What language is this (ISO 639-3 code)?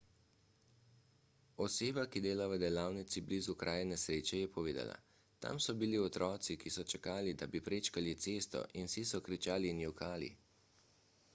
slv